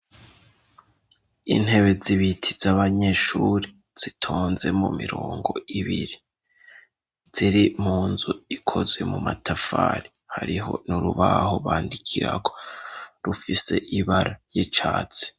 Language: Rundi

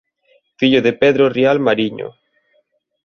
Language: Galician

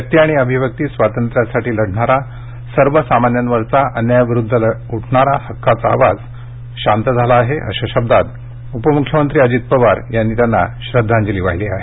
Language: Marathi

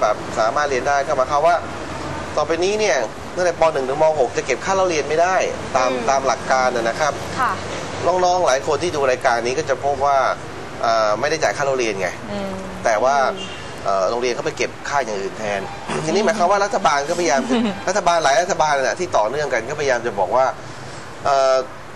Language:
Thai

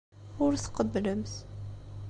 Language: Kabyle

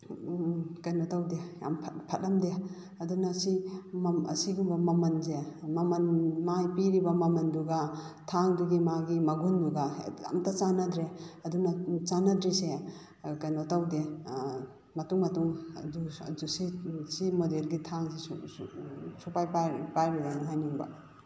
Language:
Manipuri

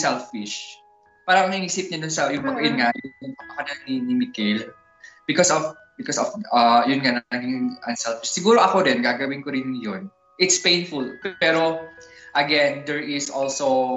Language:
Filipino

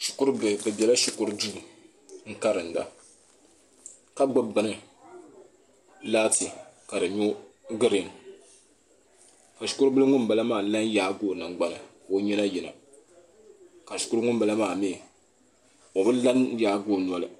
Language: Dagbani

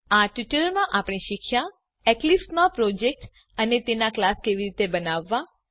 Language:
Gujarati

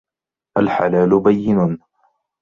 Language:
Arabic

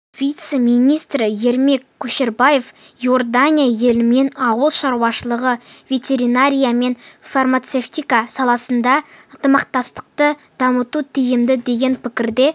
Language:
Kazakh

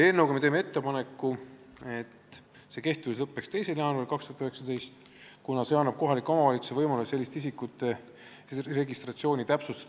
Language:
Estonian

